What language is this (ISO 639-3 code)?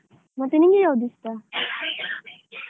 kan